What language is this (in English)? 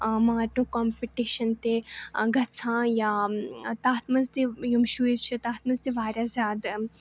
Kashmiri